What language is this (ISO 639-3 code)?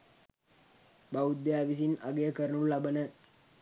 sin